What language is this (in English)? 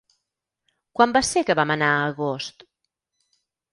Catalan